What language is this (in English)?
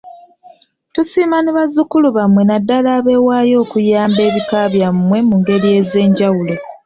Ganda